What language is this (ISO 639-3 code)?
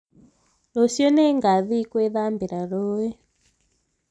kik